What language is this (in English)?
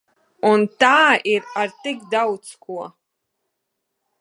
Latvian